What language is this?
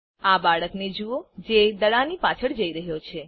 Gujarati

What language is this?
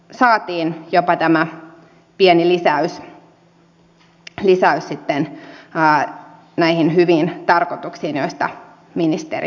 Finnish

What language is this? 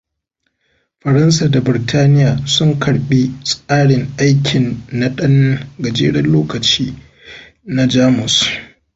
Hausa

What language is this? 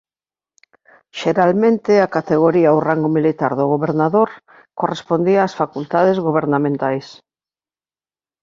Galician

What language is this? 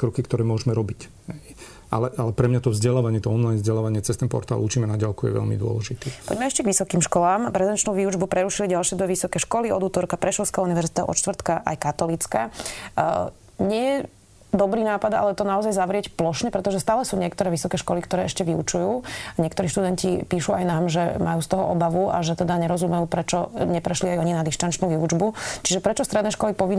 Slovak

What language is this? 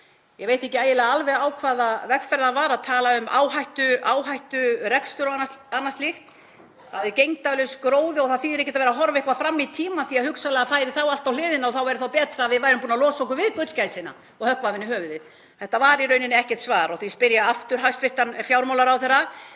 Icelandic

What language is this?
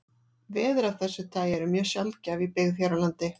Icelandic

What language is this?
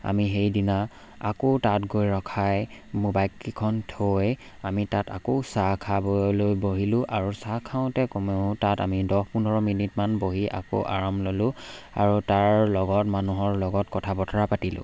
Assamese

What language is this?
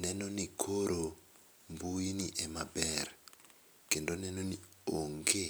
Luo (Kenya and Tanzania)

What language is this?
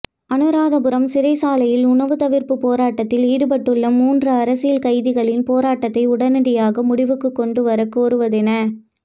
Tamil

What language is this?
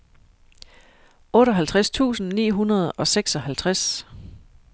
Danish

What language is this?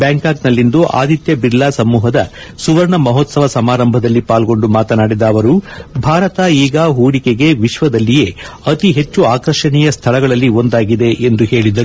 Kannada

